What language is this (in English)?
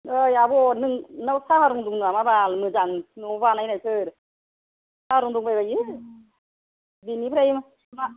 Bodo